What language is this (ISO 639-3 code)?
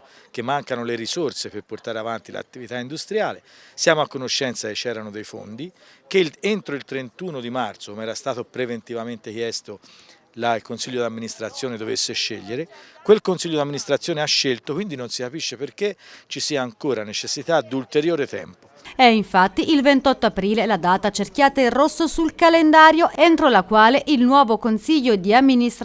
ita